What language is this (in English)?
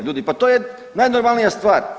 Croatian